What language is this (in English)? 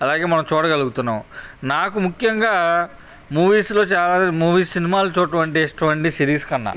Telugu